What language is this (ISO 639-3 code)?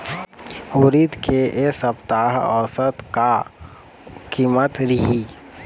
hne